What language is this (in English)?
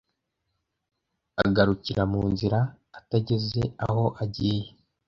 Kinyarwanda